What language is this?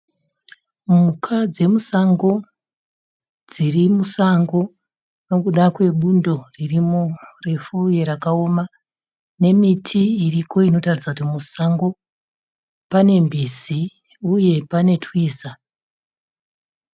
Shona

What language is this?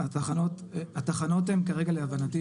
Hebrew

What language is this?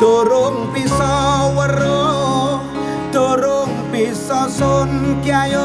Indonesian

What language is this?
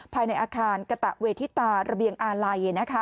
Thai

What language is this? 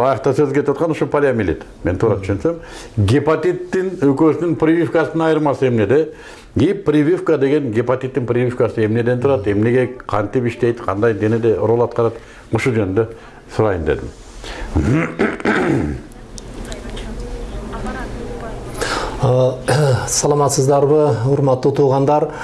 Turkish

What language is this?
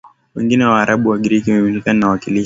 Swahili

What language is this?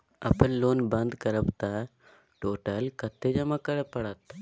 Maithili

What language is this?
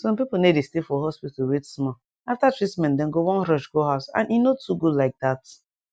Nigerian Pidgin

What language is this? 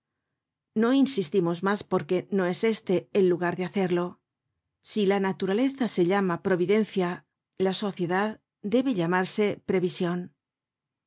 Spanish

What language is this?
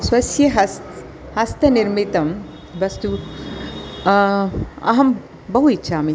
Sanskrit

